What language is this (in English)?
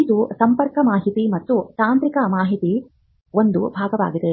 Kannada